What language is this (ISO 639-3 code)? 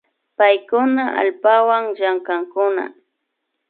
qvi